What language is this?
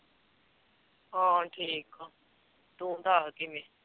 Punjabi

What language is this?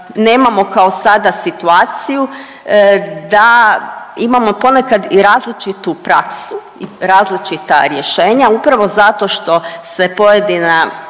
Croatian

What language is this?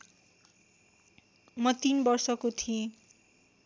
Nepali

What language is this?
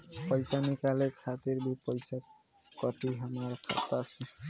Bhojpuri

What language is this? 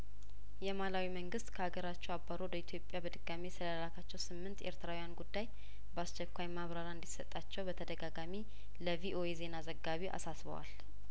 Amharic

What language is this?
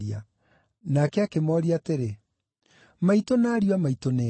Kikuyu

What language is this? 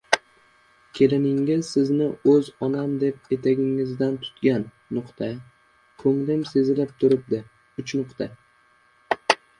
Uzbek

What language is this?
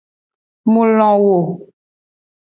Gen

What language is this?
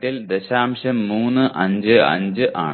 Malayalam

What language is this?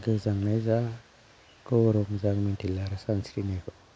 Bodo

